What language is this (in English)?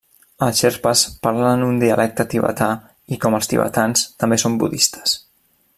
Catalan